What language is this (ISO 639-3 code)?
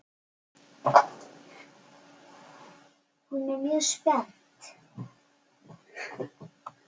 isl